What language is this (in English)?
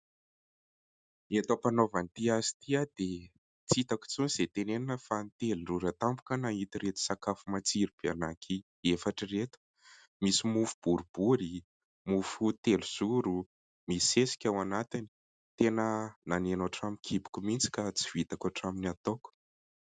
Malagasy